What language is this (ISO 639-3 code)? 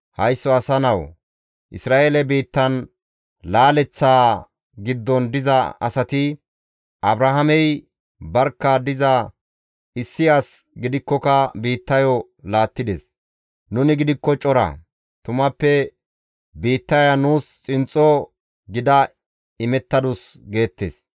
gmv